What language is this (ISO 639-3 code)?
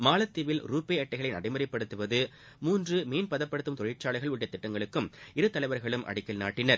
tam